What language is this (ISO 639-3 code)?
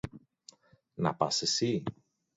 ell